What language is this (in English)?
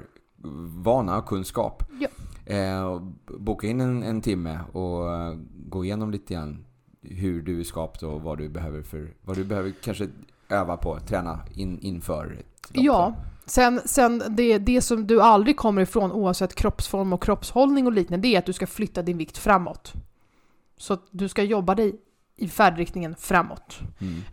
Swedish